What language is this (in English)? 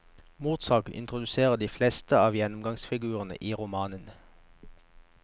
Norwegian